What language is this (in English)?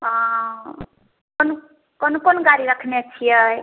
Maithili